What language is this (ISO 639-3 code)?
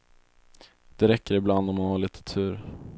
swe